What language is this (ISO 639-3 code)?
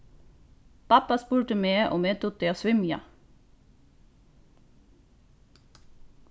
fao